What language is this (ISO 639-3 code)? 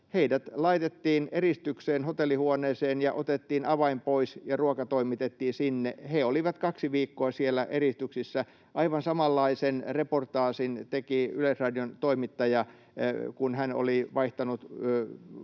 fin